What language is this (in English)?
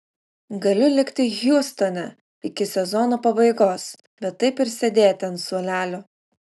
Lithuanian